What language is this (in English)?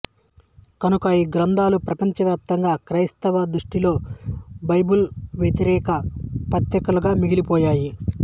Telugu